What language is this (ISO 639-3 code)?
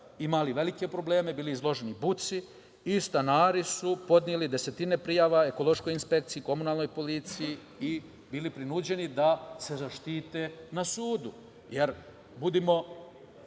srp